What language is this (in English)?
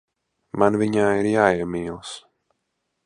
Latvian